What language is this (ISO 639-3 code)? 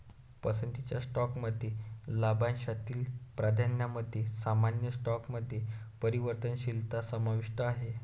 mar